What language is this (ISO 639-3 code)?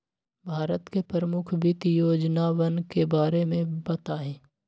mag